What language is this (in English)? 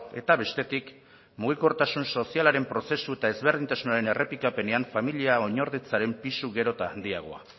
Basque